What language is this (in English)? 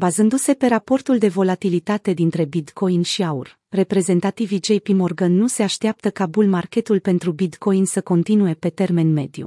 Romanian